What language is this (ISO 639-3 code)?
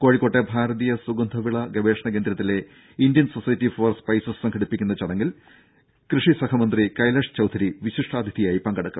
mal